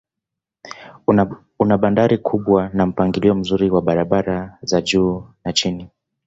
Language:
Swahili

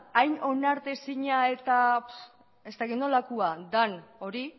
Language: Basque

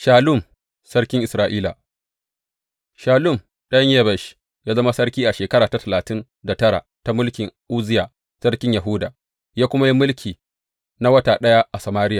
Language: Hausa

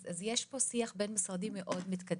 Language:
Hebrew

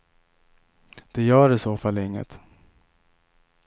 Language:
Swedish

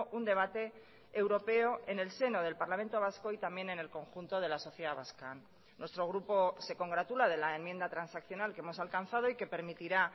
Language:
Spanish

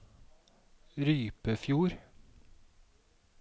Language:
Norwegian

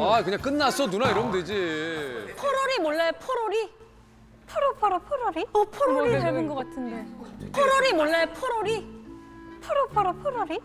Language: Korean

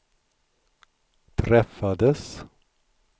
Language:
Swedish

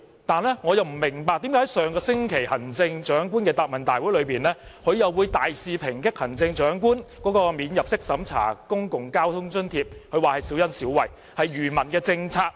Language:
Cantonese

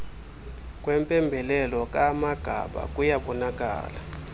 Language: Xhosa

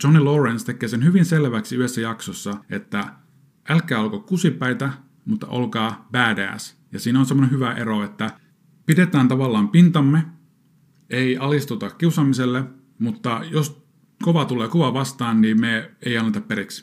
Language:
Finnish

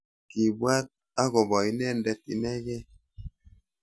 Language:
Kalenjin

